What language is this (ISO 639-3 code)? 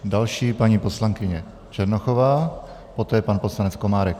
ces